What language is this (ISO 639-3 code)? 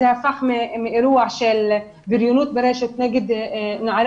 heb